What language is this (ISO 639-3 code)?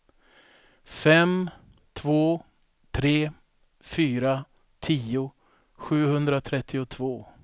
swe